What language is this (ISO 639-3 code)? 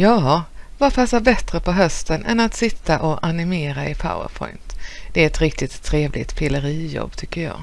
swe